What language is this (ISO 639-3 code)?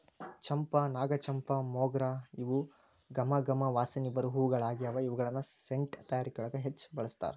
kan